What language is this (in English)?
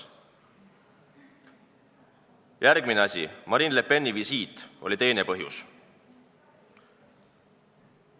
Estonian